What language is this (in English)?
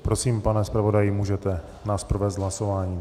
Czech